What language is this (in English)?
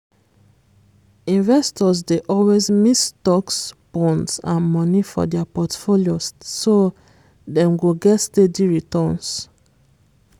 Nigerian Pidgin